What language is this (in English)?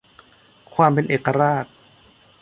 Thai